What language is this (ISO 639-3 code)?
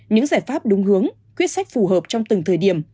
vie